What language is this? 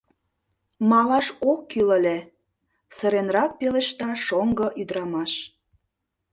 Mari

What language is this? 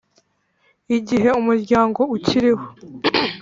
Kinyarwanda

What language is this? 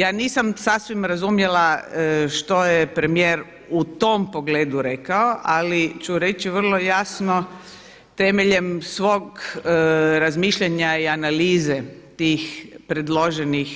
Croatian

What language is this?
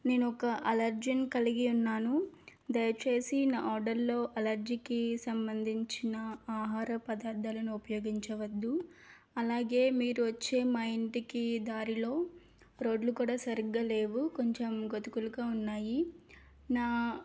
Telugu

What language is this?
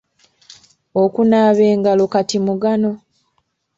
Ganda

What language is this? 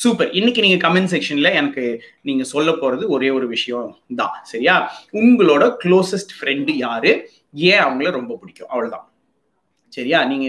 Tamil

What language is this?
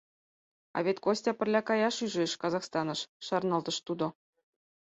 Mari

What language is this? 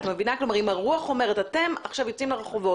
Hebrew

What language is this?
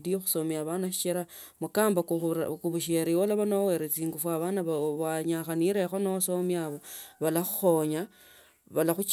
Tsotso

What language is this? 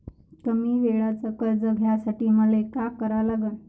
Marathi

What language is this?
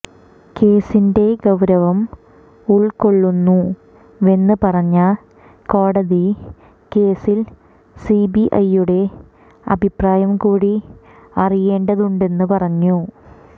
Malayalam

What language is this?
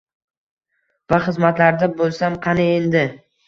Uzbek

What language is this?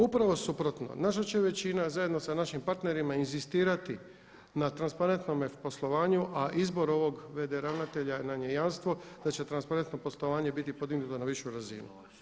Croatian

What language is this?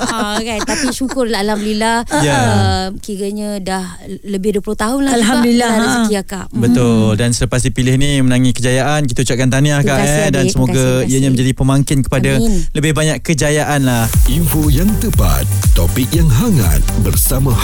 Malay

